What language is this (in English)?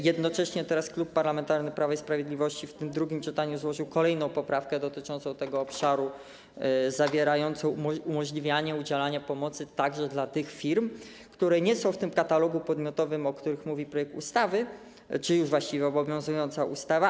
Polish